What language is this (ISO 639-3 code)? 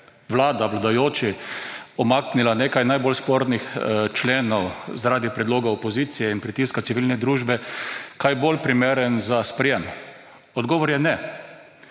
slv